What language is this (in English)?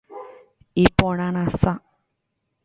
Guarani